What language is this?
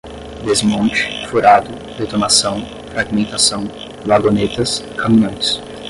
Portuguese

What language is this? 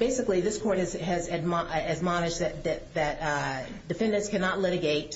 English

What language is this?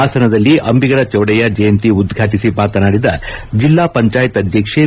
Kannada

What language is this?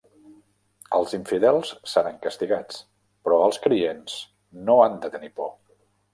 Catalan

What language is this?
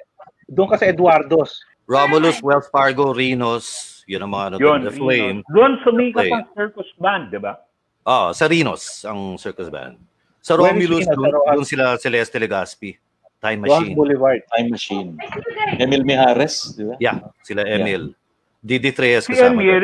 Filipino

